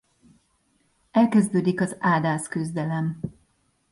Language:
Hungarian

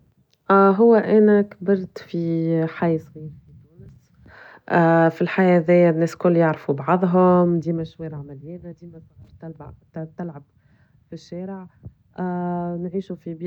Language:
Tunisian Arabic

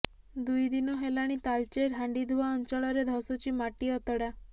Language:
Odia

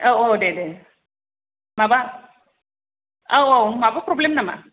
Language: Bodo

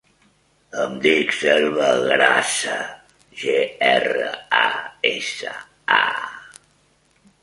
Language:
Catalan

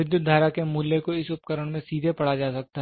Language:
Hindi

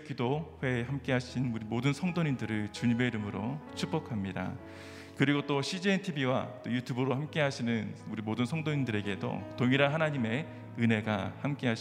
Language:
Korean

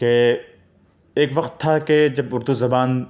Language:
Urdu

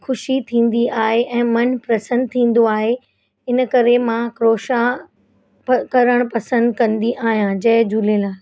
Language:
Sindhi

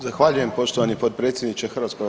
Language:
Croatian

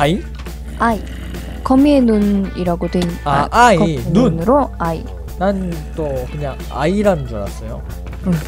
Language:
Korean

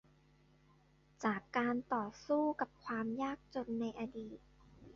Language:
Thai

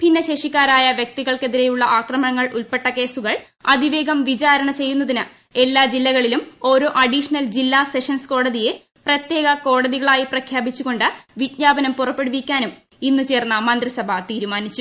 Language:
Malayalam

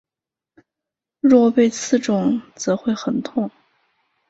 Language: Chinese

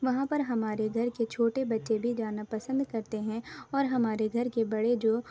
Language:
Urdu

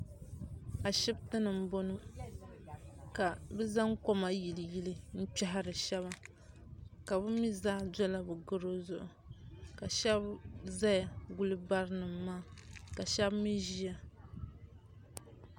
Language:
Dagbani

